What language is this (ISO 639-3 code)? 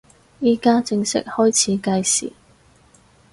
yue